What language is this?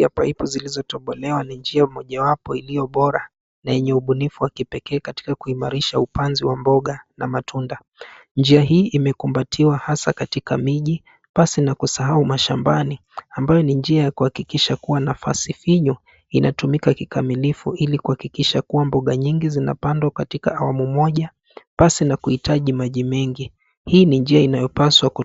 Swahili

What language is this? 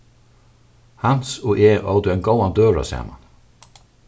Faroese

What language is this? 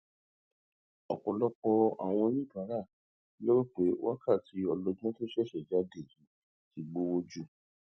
Yoruba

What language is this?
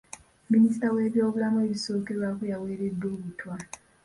Ganda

